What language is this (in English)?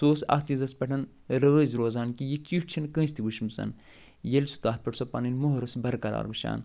Kashmiri